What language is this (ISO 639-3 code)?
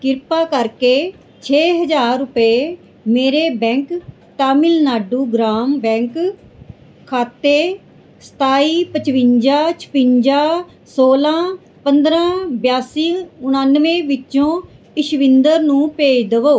pan